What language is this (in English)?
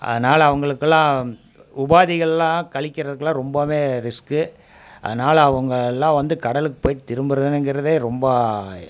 Tamil